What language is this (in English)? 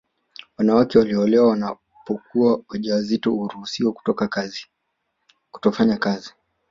Swahili